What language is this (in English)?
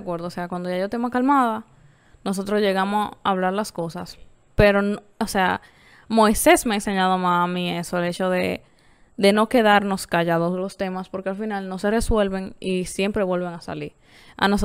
Spanish